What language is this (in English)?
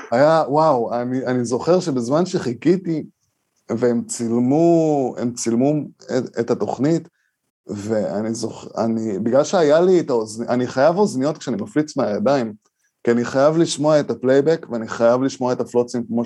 Hebrew